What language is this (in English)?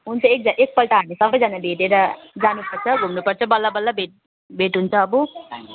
Nepali